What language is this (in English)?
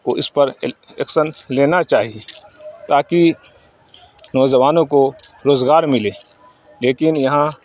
Urdu